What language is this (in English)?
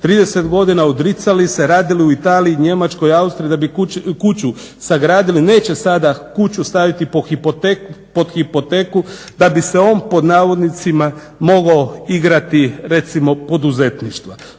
Croatian